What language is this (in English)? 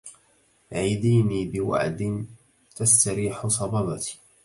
Arabic